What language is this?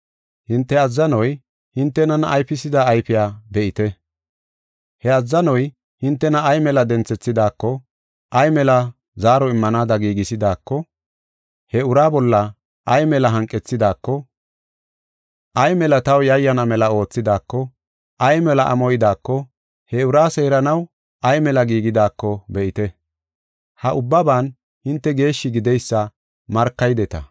Gofa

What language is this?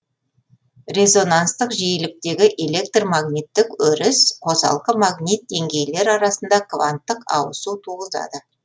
Kazakh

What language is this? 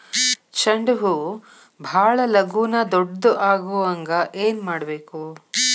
Kannada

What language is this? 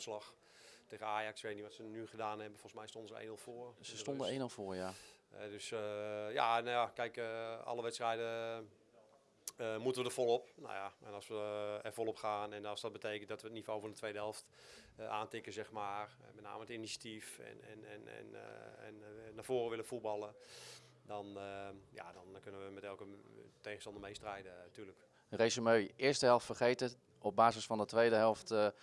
Dutch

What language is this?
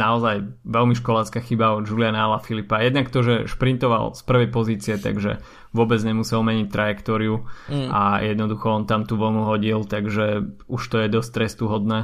Slovak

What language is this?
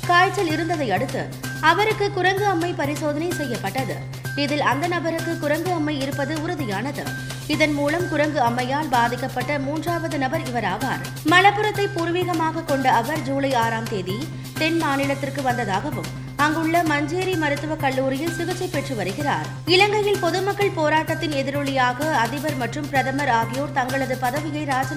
Tamil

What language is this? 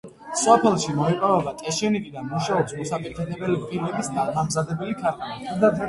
Georgian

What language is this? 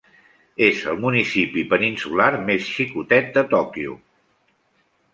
Catalan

